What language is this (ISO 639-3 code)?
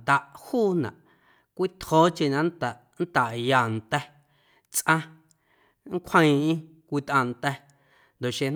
amu